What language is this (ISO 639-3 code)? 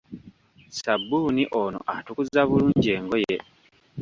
lug